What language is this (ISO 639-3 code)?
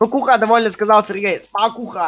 rus